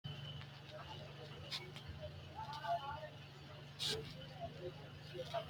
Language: Sidamo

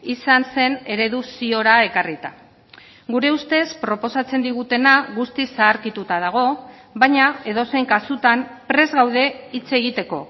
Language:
Basque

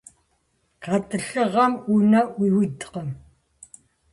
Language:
Kabardian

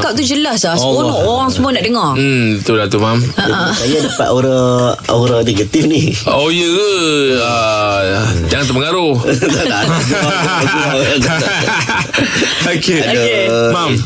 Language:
Malay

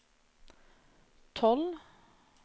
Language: Norwegian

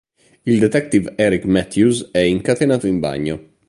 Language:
Italian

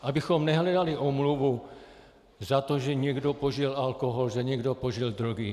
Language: Czech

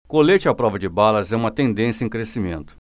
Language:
Portuguese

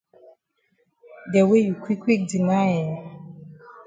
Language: Cameroon Pidgin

